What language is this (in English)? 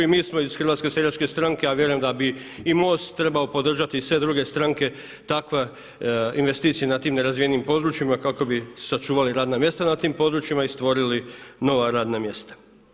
Croatian